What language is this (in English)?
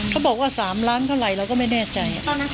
Thai